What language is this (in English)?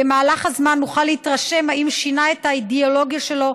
Hebrew